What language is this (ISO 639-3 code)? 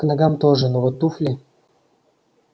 rus